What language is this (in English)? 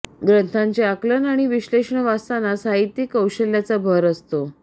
Marathi